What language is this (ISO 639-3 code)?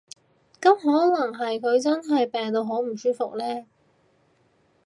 yue